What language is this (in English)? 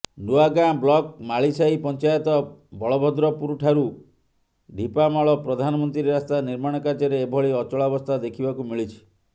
Odia